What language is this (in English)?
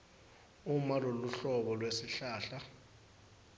Swati